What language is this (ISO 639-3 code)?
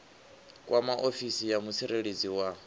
ven